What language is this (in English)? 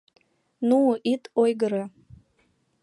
Mari